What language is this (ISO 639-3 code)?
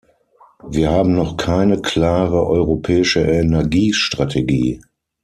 deu